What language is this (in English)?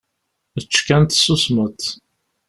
Kabyle